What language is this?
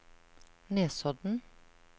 Norwegian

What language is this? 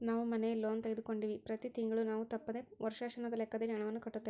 Kannada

